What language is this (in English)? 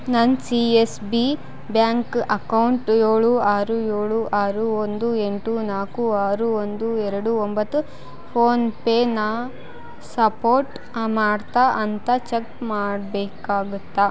Kannada